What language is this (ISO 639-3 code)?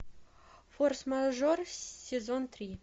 rus